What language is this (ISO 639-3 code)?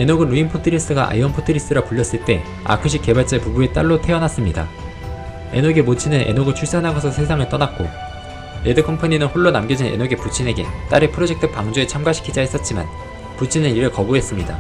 kor